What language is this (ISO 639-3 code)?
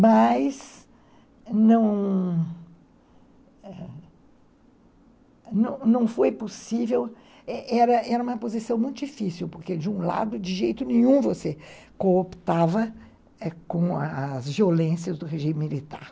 por